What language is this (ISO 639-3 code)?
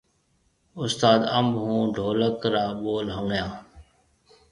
mve